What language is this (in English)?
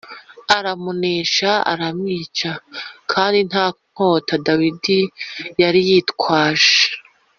Kinyarwanda